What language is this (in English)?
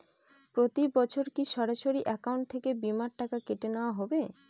Bangla